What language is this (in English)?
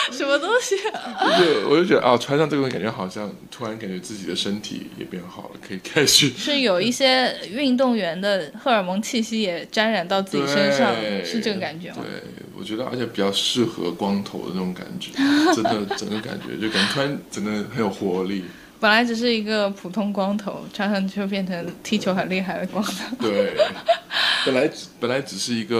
Chinese